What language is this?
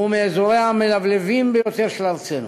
Hebrew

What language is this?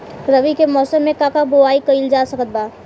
Bhojpuri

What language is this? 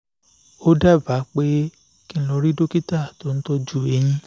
Yoruba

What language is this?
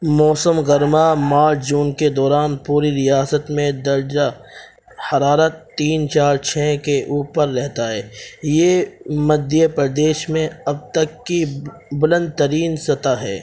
Urdu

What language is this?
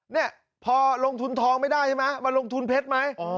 Thai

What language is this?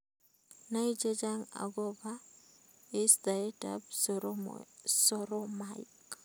Kalenjin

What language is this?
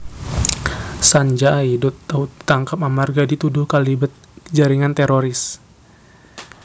Javanese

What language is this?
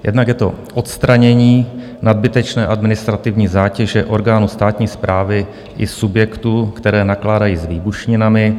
Czech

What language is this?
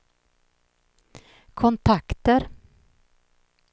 Swedish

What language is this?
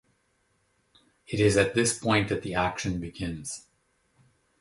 English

